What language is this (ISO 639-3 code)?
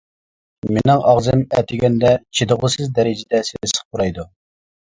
uig